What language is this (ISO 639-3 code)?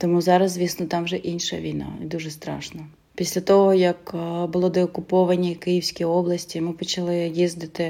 ukr